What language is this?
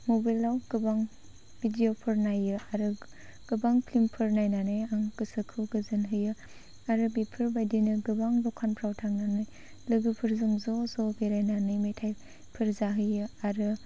Bodo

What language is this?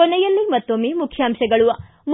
Kannada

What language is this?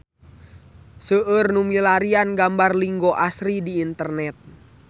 Sundanese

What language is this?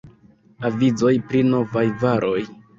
Esperanto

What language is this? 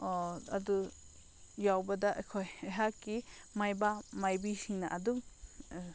Manipuri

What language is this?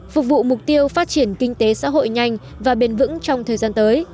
Vietnamese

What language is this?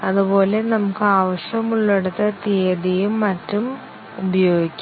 Malayalam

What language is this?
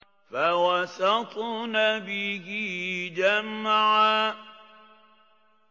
Arabic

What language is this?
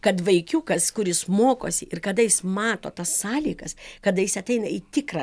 Lithuanian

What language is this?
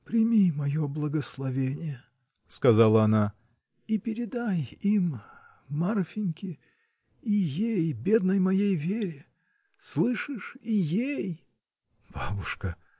Russian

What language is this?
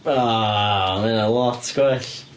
Welsh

